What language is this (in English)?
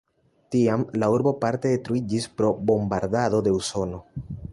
Esperanto